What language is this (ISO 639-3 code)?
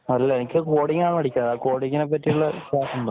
mal